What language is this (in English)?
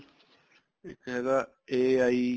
Punjabi